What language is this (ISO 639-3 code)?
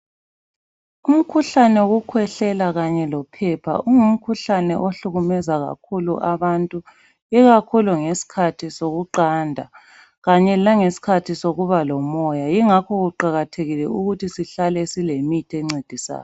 nde